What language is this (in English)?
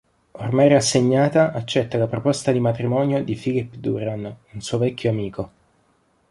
Italian